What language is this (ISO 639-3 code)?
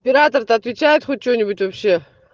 rus